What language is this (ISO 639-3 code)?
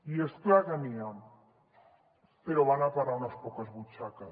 cat